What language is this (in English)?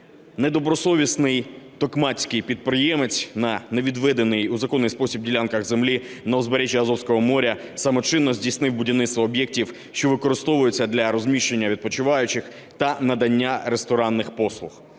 Ukrainian